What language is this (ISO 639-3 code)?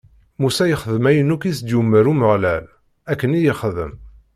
kab